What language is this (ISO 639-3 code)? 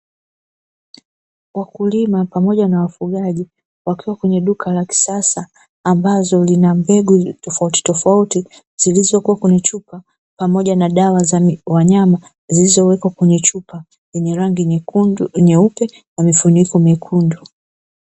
swa